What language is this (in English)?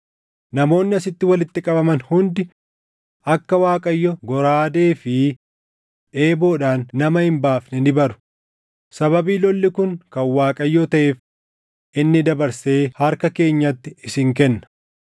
Oromo